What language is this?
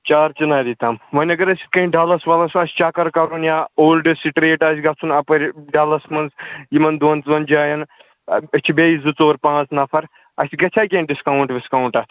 Kashmiri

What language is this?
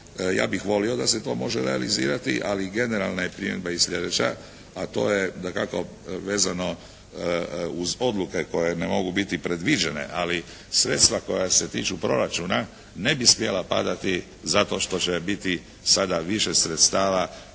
Croatian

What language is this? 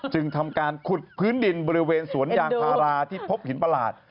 Thai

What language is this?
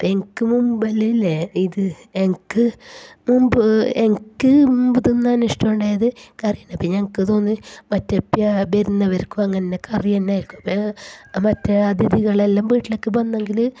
Malayalam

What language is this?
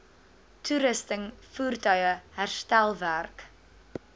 Afrikaans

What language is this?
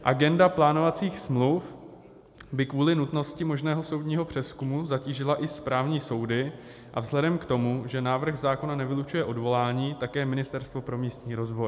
Czech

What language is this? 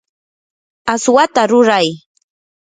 Yanahuanca Pasco Quechua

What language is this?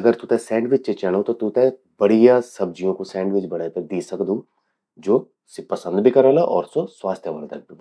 Garhwali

